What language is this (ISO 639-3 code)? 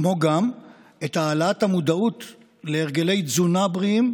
heb